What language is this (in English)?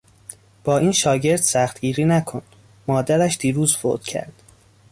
Persian